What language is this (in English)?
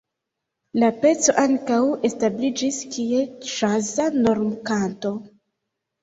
Esperanto